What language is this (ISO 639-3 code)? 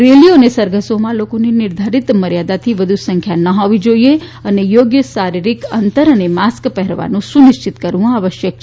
guj